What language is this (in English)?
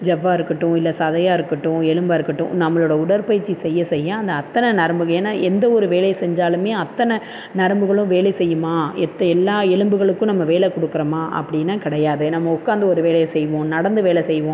Tamil